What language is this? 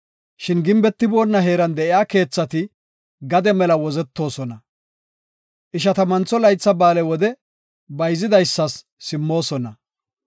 Gofa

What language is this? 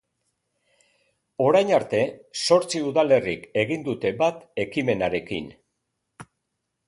Basque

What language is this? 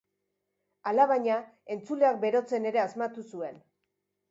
Basque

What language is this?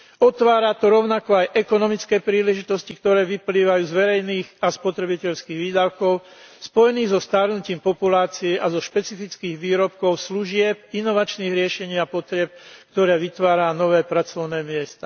Slovak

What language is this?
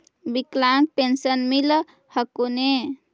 Magahi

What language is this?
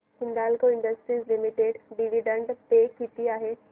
Marathi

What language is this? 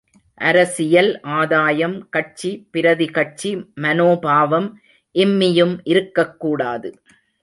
Tamil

